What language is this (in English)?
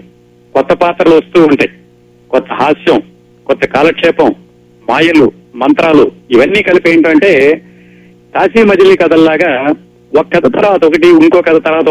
Telugu